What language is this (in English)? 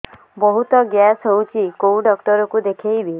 Odia